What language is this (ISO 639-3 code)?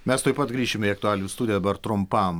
lit